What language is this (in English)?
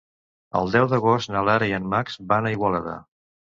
Catalan